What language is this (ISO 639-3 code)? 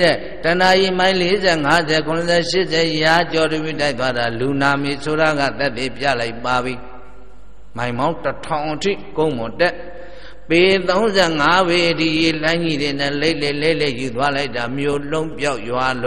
ara